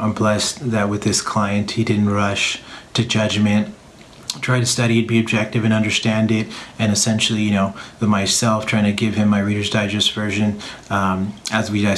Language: English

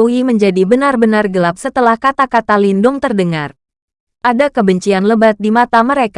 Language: Indonesian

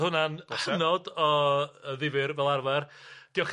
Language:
Welsh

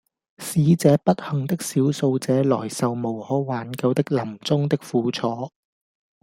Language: Cantonese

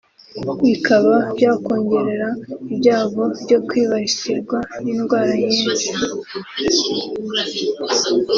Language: Kinyarwanda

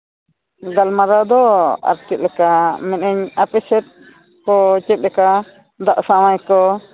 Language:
Santali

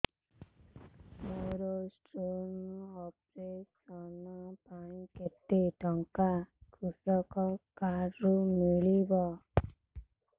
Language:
Odia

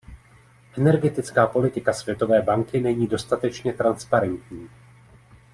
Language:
Czech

